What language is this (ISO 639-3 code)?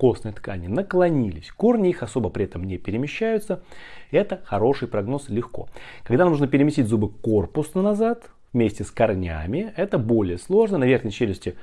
rus